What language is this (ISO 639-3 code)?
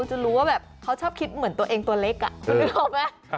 tha